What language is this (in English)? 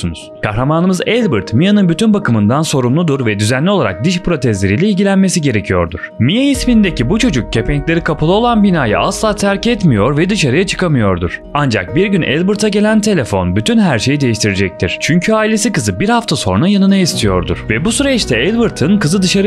Turkish